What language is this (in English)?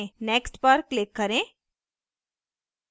Hindi